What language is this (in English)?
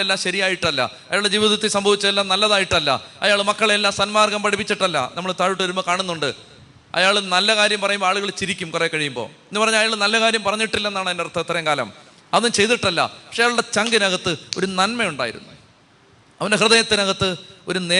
Malayalam